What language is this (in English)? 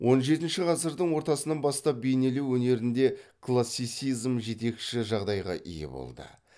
Kazakh